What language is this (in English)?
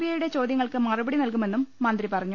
Malayalam